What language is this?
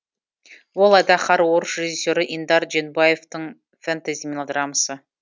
Kazakh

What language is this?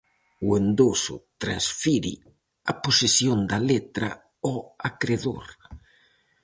Galician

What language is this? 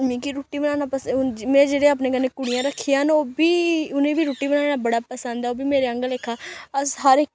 Dogri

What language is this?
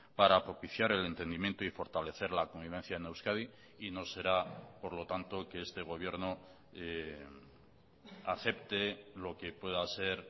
Spanish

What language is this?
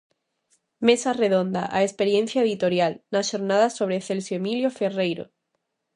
Galician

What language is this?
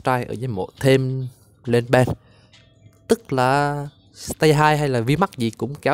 Vietnamese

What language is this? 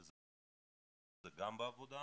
Hebrew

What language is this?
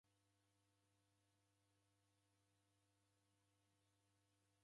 Taita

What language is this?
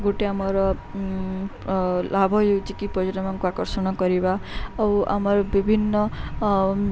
Odia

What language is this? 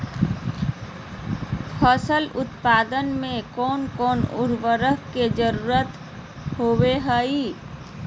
Magahi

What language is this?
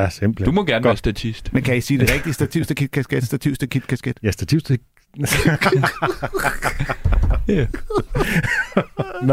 Danish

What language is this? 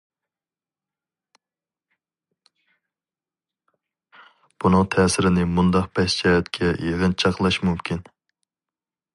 Uyghur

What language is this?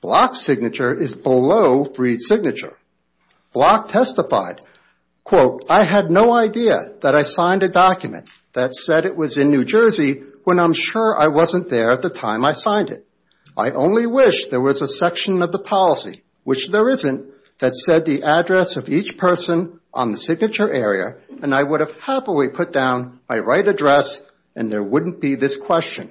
English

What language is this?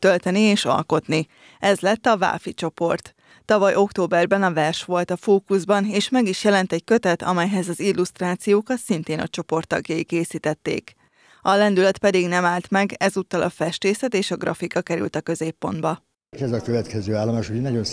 Hungarian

